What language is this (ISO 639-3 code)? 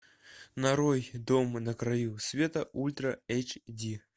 rus